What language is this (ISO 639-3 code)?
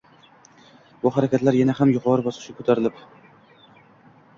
uzb